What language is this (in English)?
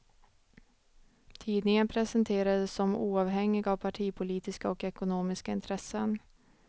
Swedish